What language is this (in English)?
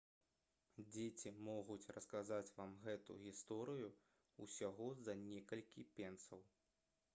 Belarusian